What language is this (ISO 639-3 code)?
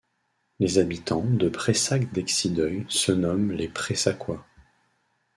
fra